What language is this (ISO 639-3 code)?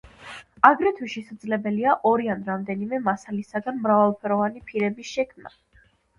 kat